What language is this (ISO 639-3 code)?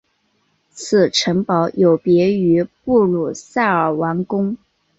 zho